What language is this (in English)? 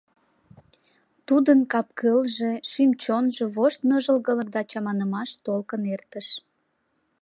Mari